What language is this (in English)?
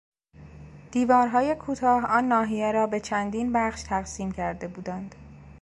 Persian